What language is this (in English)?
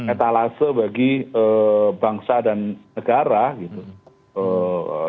Indonesian